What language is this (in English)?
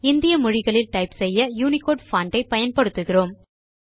Tamil